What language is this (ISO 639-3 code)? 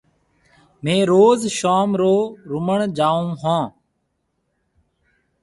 mve